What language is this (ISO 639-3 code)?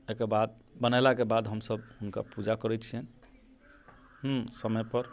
mai